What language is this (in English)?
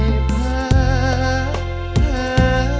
Thai